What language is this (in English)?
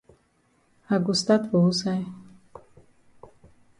Cameroon Pidgin